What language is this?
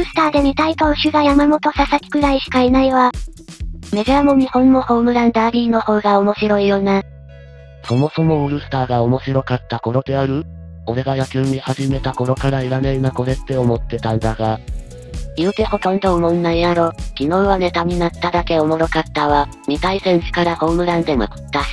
Japanese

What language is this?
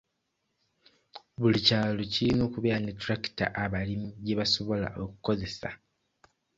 Ganda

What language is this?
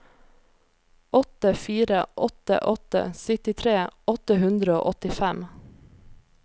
Norwegian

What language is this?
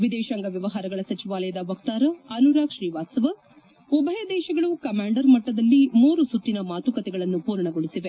Kannada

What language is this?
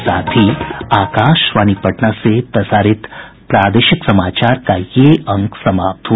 Hindi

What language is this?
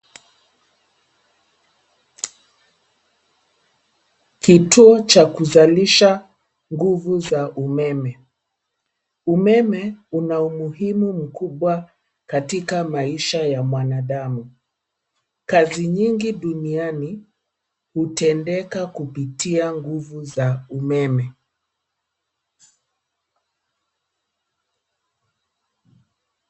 Swahili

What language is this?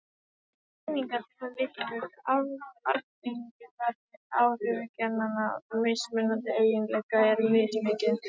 Icelandic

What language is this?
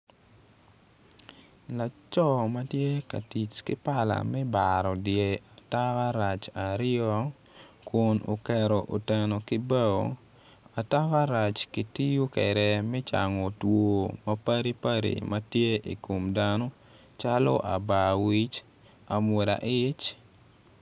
Acoli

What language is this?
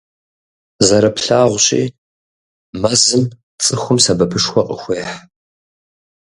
Kabardian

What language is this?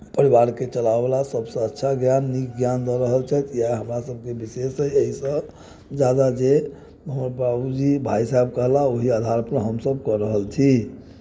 Maithili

